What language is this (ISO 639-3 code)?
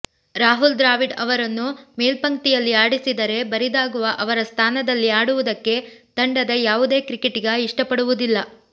kan